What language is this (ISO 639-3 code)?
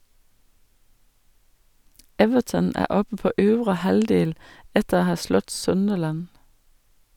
nor